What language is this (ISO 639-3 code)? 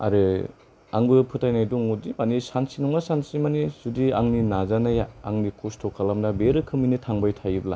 brx